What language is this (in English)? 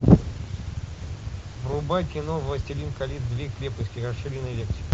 Russian